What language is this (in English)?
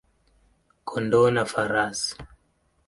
Swahili